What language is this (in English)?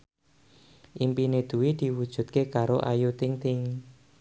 Javanese